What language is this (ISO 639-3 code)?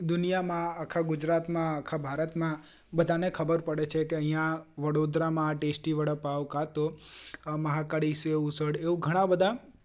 guj